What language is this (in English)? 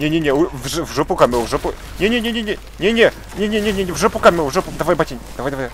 Russian